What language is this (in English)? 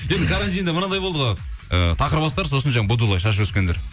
Kazakh